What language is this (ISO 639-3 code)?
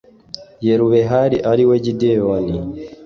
kin